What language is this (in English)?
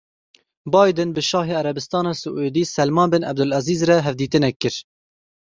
Kurdish